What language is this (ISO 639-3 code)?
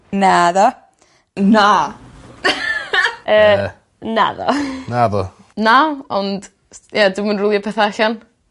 cym